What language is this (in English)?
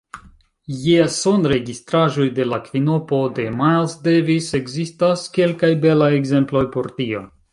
Esperanto